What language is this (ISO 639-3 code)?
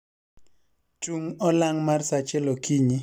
luo